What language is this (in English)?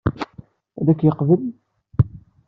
Kabyle